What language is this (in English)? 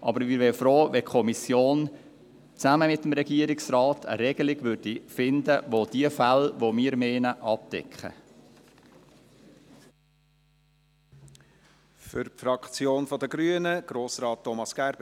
Swiss German